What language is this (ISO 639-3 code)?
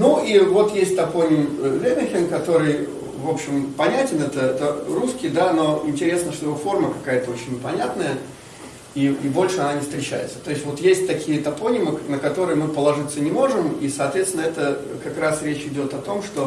rus